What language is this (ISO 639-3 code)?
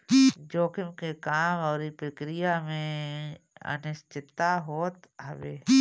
bho